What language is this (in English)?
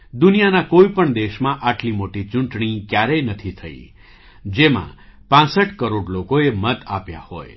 Gujarati